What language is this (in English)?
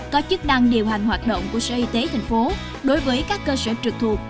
Vietnamese